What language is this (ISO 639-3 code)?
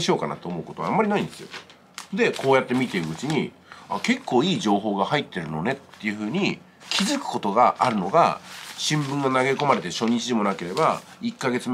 jpn